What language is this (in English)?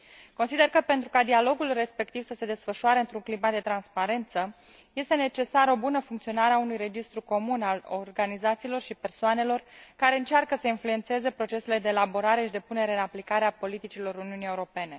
Romanian